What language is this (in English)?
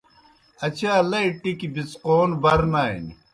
Kohistani Shina